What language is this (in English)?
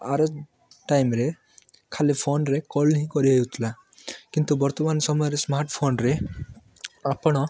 Odia